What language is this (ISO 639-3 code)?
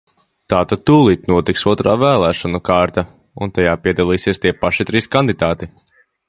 lav